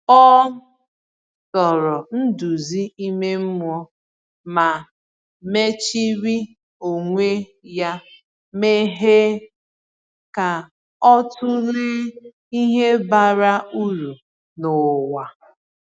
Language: Igbo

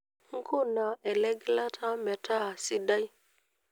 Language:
Masai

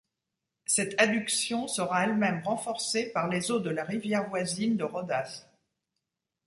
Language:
French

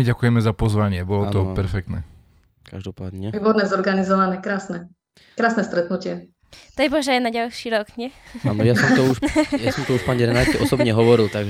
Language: Slovak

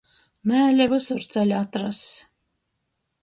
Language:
Latgalian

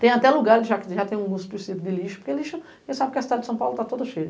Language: Portuguese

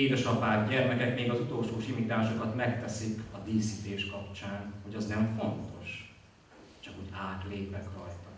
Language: Hungarian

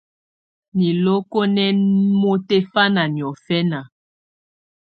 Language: Tunen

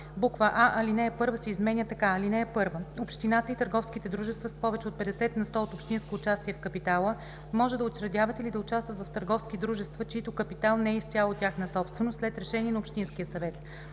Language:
Bulgarian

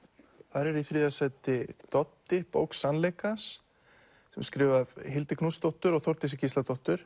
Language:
Icelandic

